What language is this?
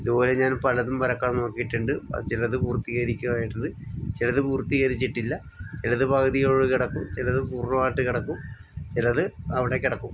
Malayalam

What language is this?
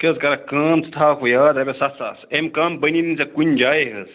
Kashmiri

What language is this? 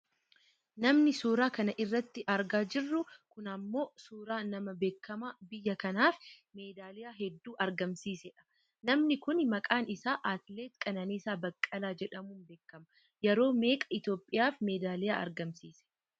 Oromo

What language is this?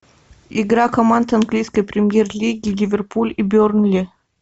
Russian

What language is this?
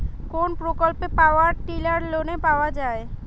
Bangla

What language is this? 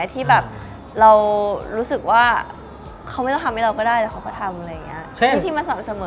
Thai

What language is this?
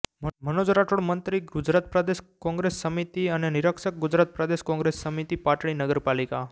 Gujarati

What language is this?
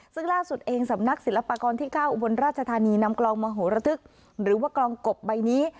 Thai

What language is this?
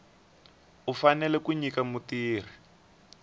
Tsonga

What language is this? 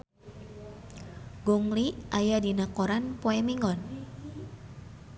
Sundanese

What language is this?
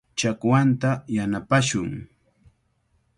Cajatambo North Lima Quechua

